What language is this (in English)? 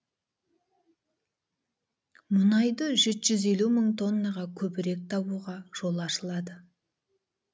Kazakh